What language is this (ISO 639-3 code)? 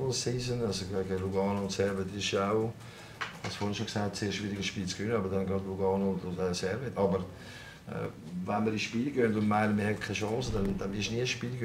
deu